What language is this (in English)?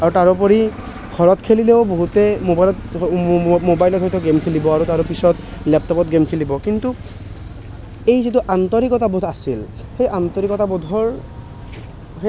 Assamese